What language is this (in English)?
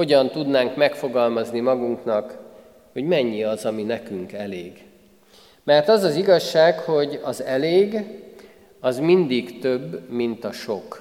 Hungarian